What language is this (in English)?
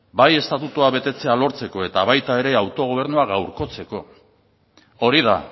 Basque